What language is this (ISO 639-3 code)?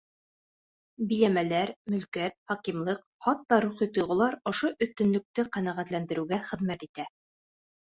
bak